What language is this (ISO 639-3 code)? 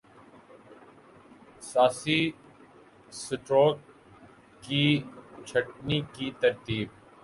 urd